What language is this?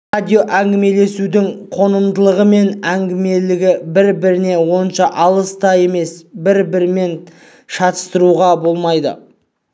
Kazakh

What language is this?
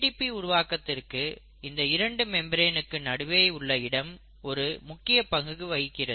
Tamil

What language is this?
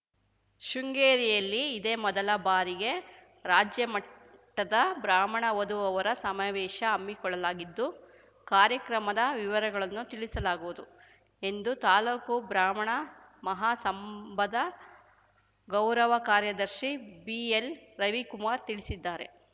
Kannada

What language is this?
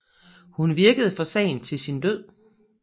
Danish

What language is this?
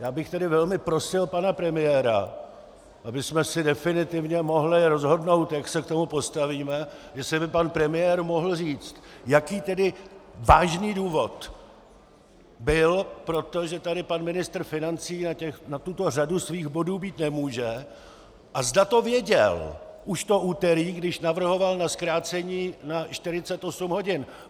Czech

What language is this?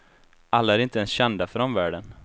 Swedish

